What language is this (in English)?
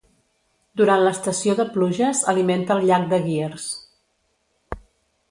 Catalan